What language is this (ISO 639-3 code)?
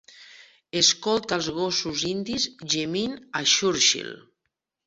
cat